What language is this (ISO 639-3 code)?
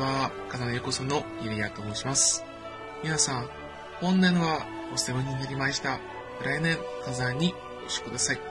jpn